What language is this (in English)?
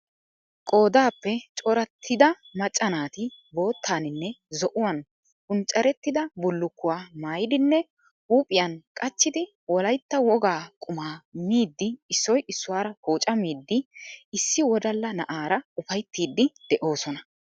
Wolaytta